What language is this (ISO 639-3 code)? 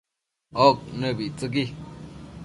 mcf